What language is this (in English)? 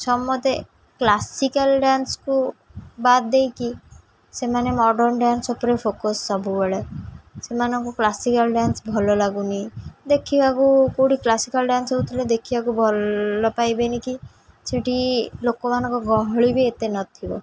Odia